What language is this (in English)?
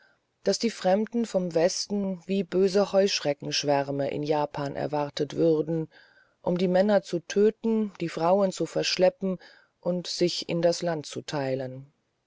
German